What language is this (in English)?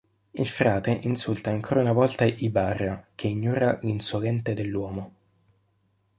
Italian